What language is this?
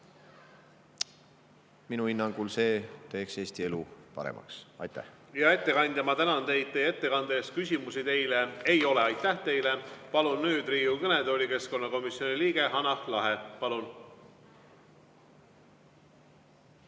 Estonian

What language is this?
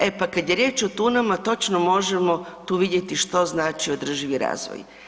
Croatian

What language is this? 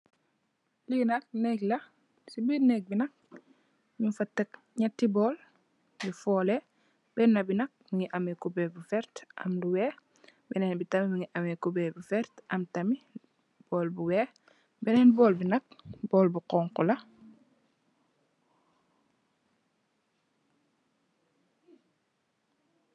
Wolof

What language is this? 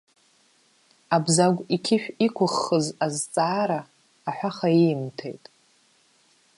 Abkhazian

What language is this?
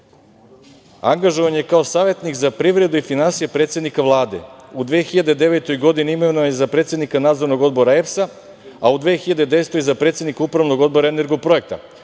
Serbian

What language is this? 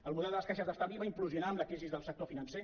Catalan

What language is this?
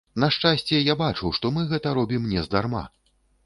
Belarusian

